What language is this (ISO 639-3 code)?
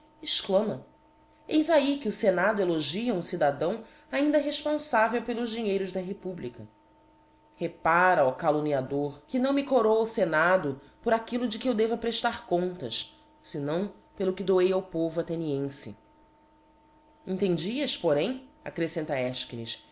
por